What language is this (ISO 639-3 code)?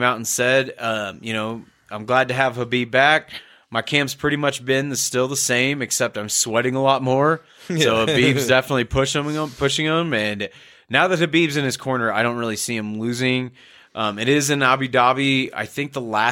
eng